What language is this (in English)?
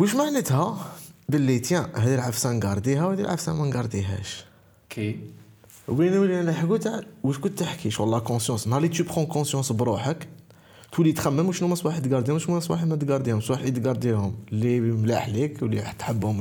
Arabic